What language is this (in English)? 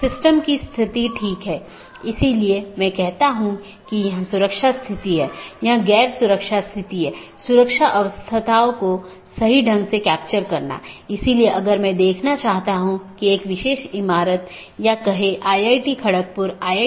Hindi